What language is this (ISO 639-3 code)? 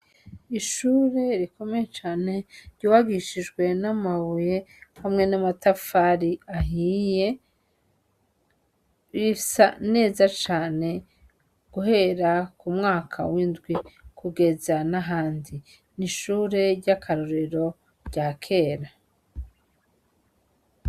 run